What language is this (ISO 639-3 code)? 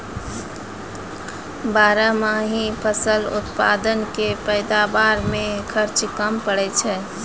mai